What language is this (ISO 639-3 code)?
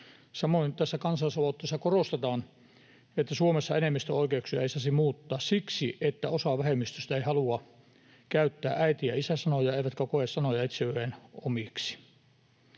fin